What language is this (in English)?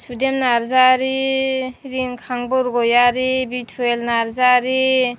Bodo